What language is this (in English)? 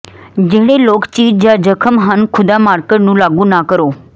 Punjabi